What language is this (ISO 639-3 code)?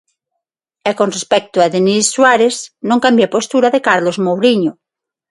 glg